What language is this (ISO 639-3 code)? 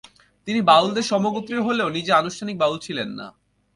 ben